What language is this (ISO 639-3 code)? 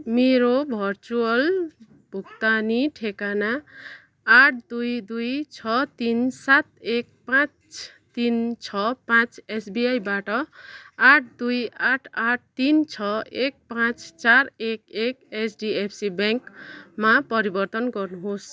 nep